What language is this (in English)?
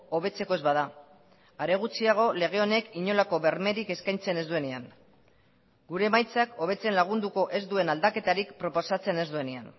Basque